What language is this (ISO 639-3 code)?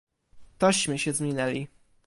pol